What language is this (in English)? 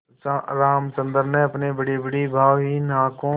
Hindi